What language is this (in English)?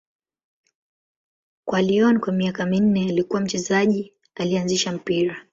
Swahili